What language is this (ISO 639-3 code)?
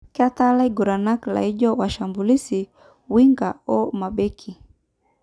mas